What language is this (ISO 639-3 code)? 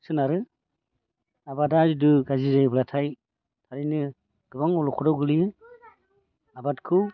brx